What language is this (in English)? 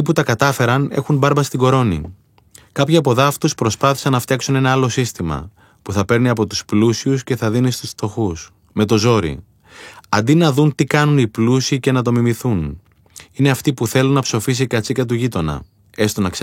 Greek